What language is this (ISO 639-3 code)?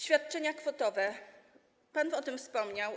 pol